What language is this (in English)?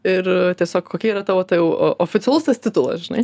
Lithuanian